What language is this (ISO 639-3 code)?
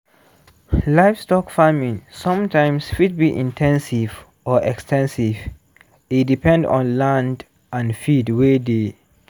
pcm